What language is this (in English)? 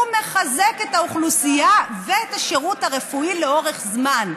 Hebrew